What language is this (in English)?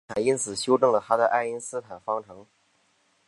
Chinese